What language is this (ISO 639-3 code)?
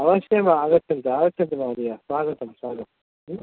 san